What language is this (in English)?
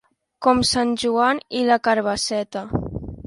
Catalan